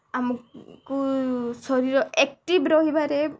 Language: Odia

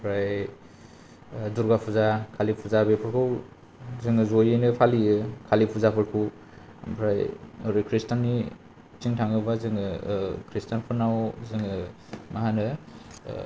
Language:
Bodo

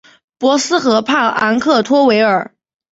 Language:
Chinese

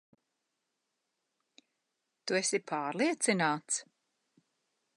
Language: Latvian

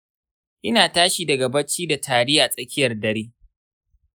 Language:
Hausa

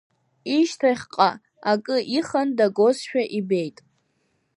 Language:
Abkhazian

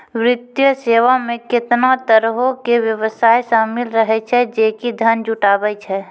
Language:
Maithili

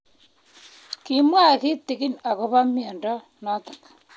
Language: Kalenjin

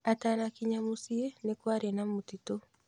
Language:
Kikuyu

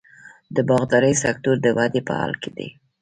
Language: Pashto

